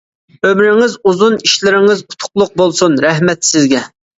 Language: Uyghur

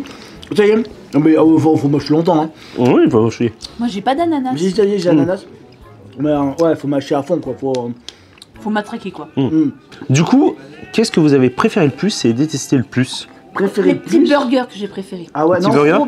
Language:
French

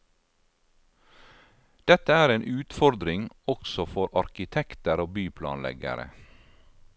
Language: Norwegian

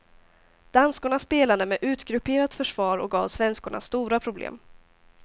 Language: Swedish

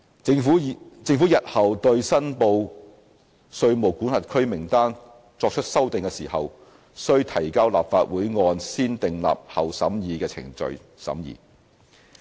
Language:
Cantonese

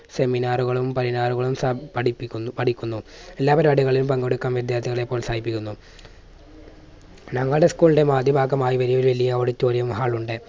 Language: Malayalam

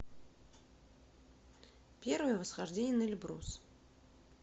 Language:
Russian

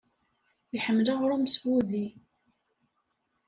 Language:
Kabyle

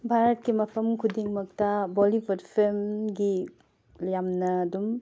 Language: Manipuri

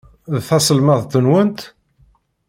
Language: Kabyle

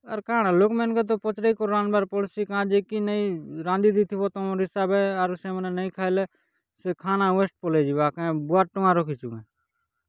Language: Odia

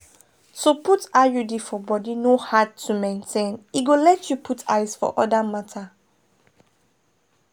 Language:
Nigerian Pidgin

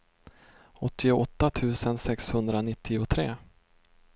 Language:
Swedish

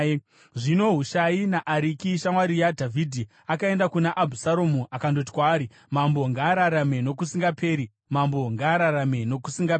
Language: Shona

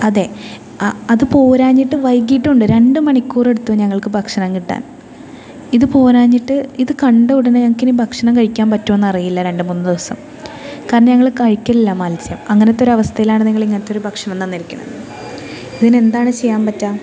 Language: Malayalam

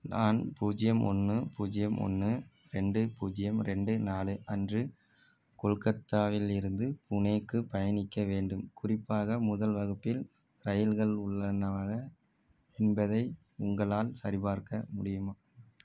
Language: Tamil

